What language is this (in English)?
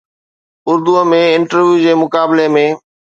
Sindhi